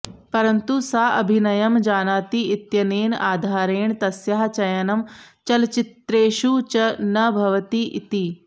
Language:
Sanskrit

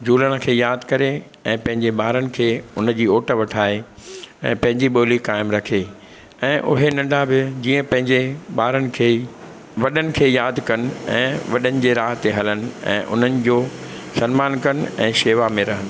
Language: Sindhi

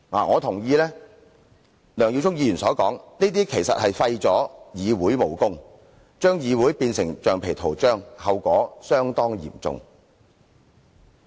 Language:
Cantonese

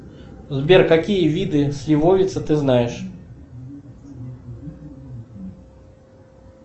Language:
Russian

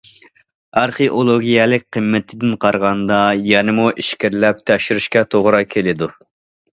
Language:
Uyghur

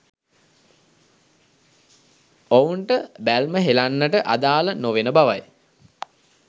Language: Sinhala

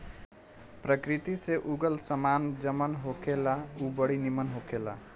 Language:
Bhojpuri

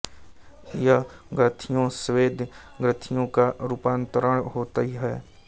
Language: Hindi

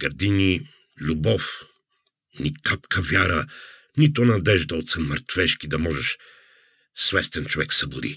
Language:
Bulgarian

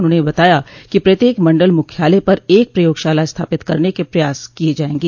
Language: Hindi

